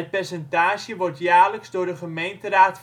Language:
Dutch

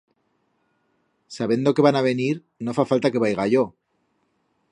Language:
Aragonese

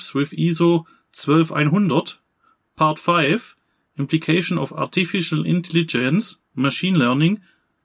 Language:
German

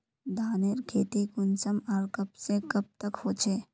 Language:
Magahi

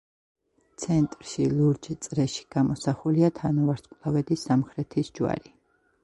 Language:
Georgian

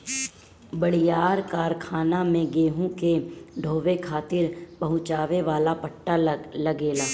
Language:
Bhojpuri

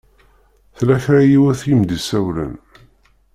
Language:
Kabyle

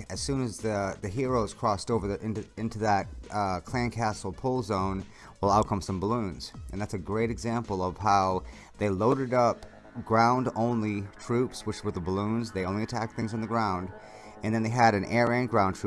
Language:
English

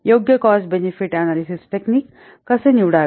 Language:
Marathi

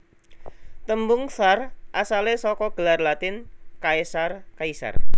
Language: Javanese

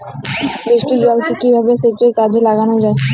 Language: Bangla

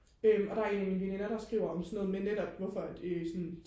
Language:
Danish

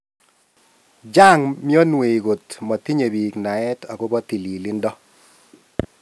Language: Kalenjin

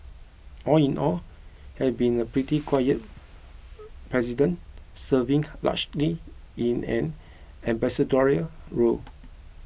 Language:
English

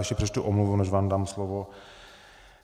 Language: Czech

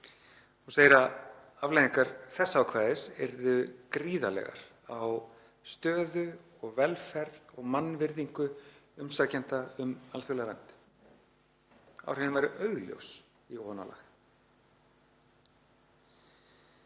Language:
Icelandic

